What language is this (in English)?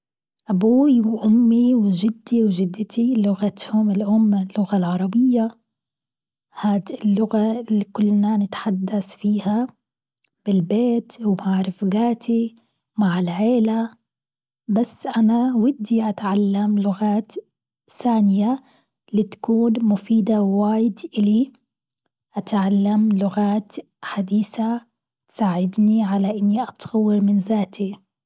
Gulf Arabic